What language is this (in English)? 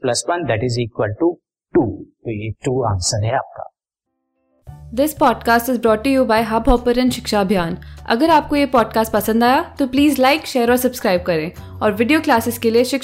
Hindi